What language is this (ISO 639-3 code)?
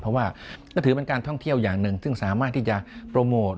tha